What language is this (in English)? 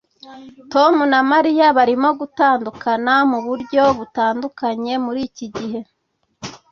Kinyarwanda